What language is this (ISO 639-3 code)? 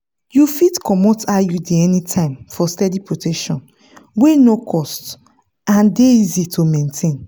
pcm